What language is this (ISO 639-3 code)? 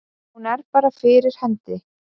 isl